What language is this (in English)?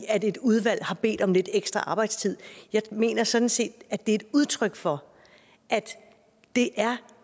Danish